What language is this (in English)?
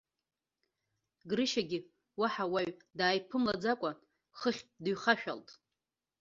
Abkhazian